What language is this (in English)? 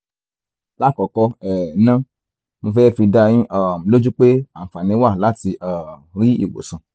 Yoruba